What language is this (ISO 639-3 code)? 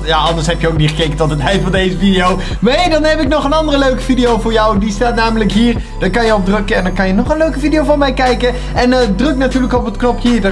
nld